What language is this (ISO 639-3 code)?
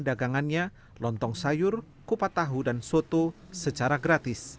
ind